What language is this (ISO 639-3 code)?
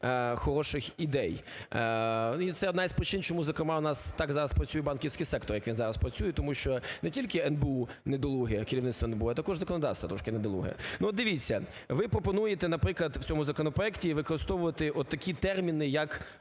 ukr